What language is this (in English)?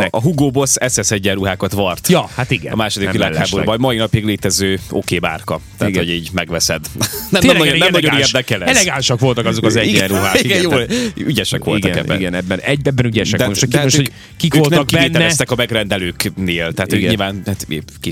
Hungarian